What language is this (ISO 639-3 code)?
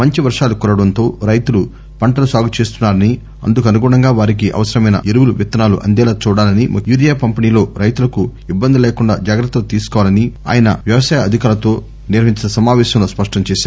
tel